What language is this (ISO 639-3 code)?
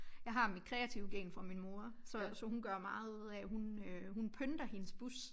dan